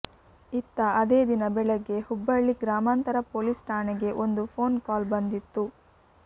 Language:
Kannada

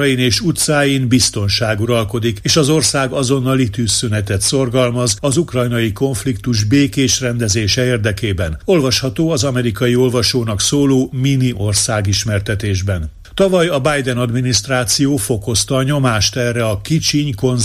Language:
Hungarian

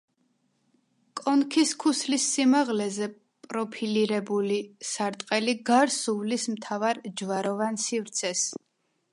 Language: Georgian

